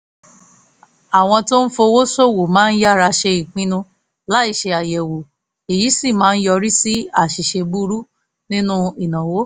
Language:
Yoruba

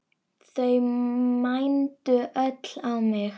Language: Icelandic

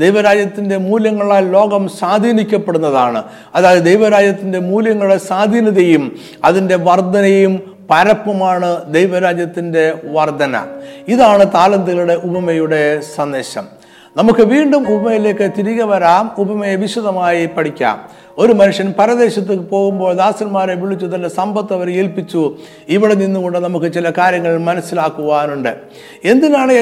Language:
Malayalam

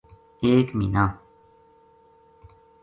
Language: Gujari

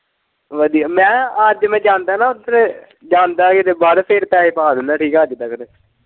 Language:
Punjabi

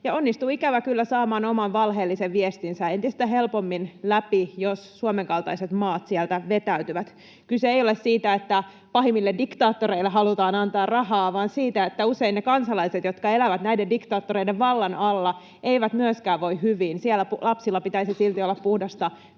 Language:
Finnish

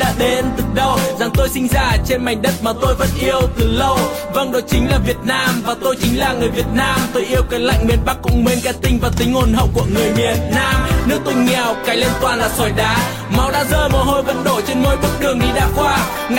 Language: Vietnamese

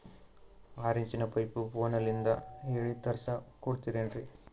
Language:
Kannada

